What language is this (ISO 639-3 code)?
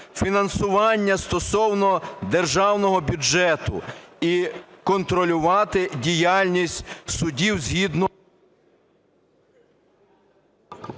ukr